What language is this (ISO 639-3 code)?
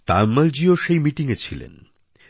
ben